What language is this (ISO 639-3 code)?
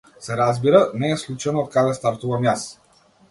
mkd